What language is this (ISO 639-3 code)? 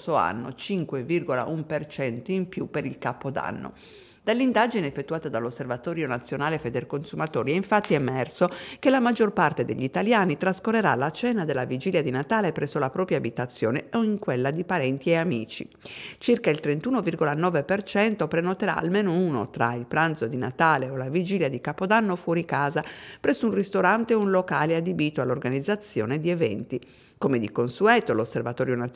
ita